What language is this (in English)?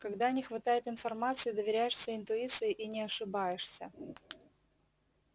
Russian